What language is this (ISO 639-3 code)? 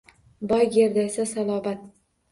uzb